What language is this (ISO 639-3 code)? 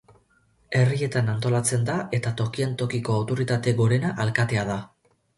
eus